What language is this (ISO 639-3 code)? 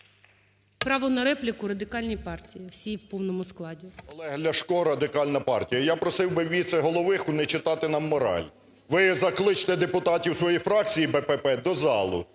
ukr